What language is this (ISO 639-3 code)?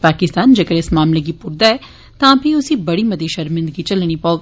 doi